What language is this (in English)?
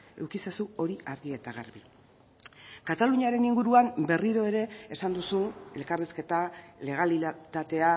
Basque